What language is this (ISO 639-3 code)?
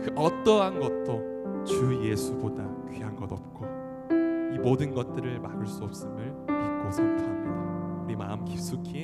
kor